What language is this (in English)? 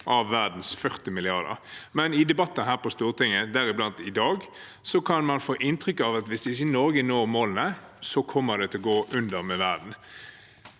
Norwegian